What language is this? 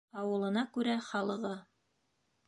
Bashkir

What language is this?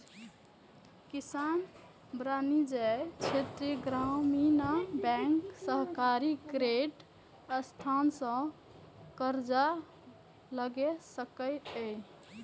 Maithili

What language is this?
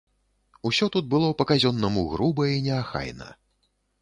Belarusian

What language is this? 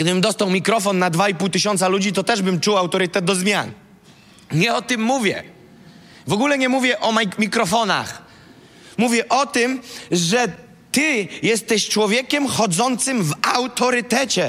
Polish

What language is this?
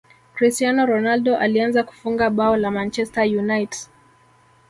Swahili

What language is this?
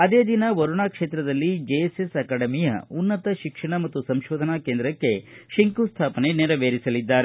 Kannada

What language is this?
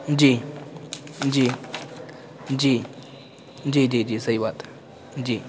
Urdu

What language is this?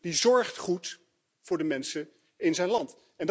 Dutch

